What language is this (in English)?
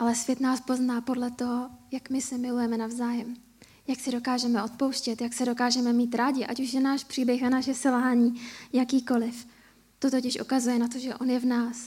Czech